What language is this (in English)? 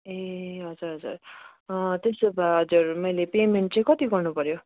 Nepali